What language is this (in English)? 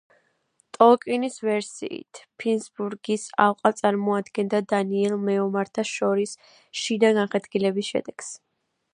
Georgian